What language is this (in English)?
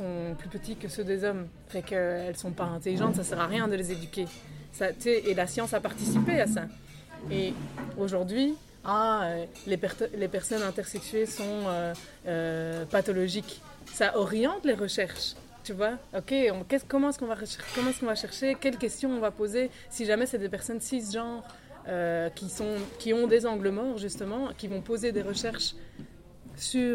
French